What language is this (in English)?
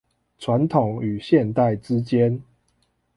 Chinese